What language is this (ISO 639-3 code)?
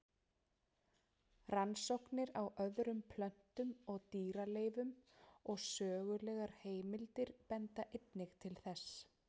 isl